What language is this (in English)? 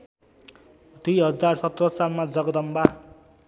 Nepali